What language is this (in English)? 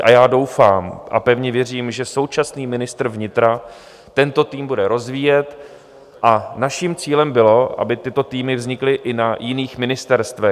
Czech